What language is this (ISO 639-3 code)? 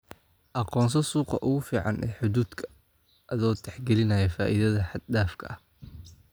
som